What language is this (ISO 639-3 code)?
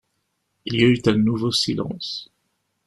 fra